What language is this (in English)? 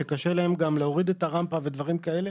Hebrew